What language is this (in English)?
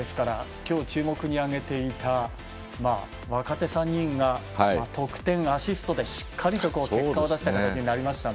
Japanese